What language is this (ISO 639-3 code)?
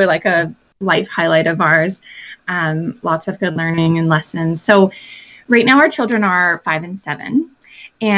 eng